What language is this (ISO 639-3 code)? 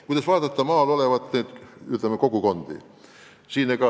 est